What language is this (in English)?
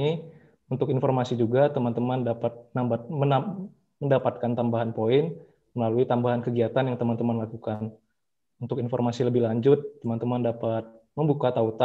Indonesian